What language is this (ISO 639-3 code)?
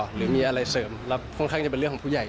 tha